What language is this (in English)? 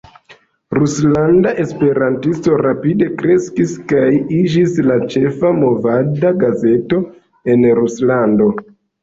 Esperanto